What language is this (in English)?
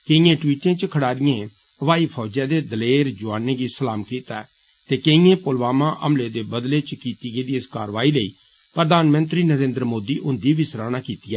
Dogri